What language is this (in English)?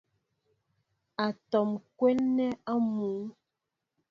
Mbo (Cameroon)